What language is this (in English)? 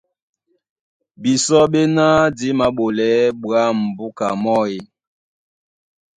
Duala